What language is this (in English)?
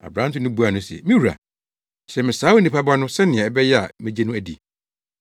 Akan